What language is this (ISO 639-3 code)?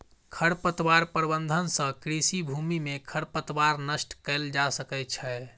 mai